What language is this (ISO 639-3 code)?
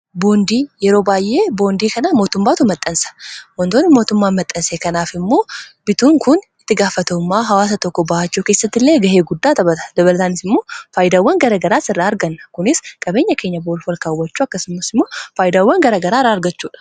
orm